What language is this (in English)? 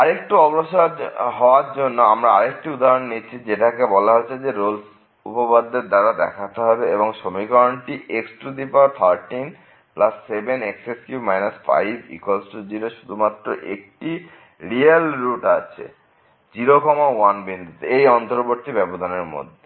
Bangla